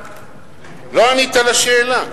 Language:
Hebrew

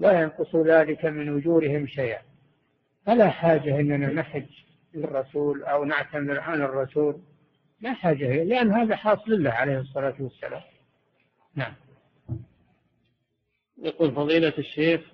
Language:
Arabic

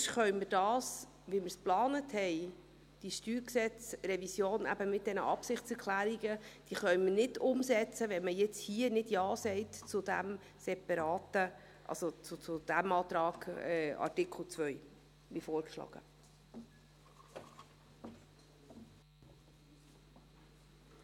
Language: Swiss German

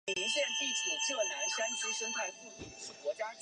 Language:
Chinese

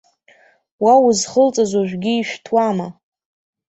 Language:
Abkhazian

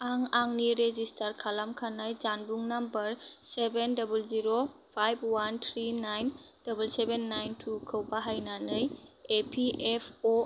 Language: Bodo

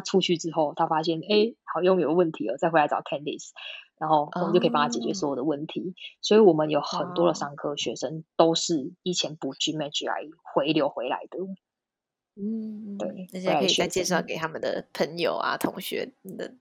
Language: Chinese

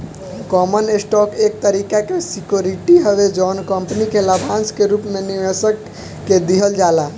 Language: Bhojpuri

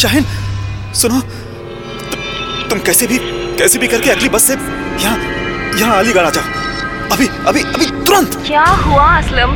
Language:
Hindi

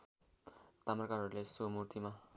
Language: Nepali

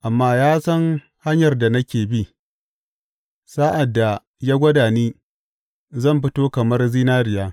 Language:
Hausa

